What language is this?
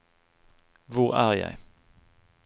Norwegian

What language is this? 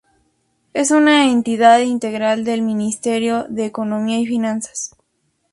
Spanish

